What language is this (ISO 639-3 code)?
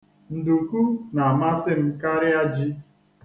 ibo